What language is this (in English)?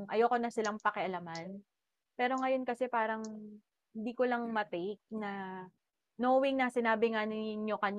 Filipino